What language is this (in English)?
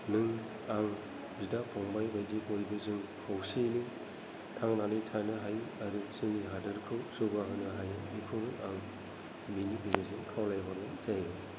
Bodo